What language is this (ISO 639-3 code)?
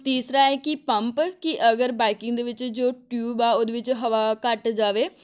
pan